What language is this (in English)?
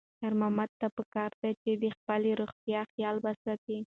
Pashto